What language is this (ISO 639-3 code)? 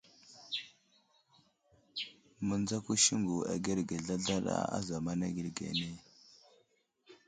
udl